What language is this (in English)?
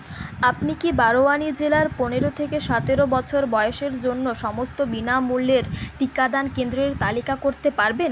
Bangla